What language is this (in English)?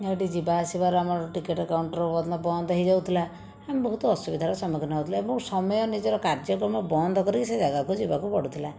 Odia